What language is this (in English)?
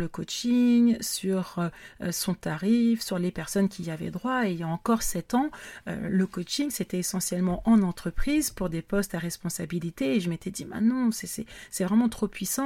French